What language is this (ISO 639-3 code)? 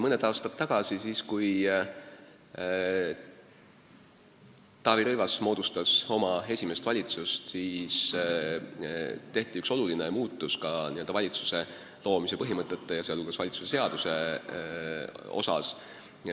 est